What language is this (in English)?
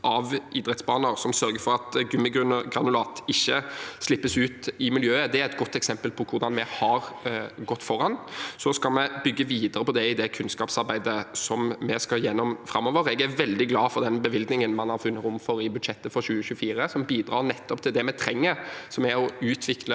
Norwegian